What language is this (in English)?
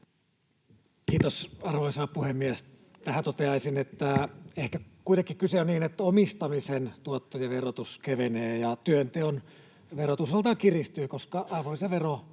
Finnish